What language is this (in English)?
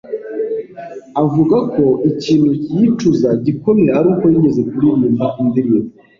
Kinyarwanda